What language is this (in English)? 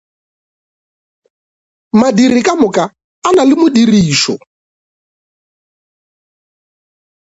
Northern Sotho